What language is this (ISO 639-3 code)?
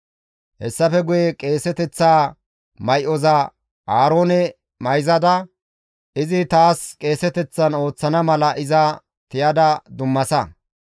gmv